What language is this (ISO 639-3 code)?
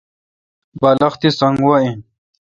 xka